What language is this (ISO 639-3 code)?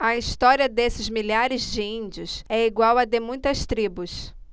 por